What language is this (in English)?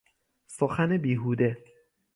Persian